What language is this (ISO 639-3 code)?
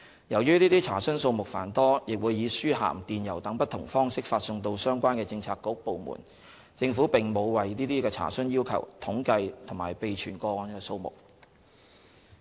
yue